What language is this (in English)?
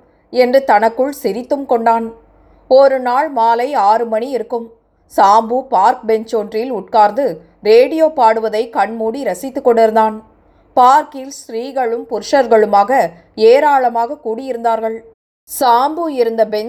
Tamil